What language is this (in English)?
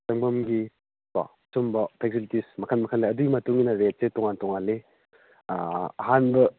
Manipuri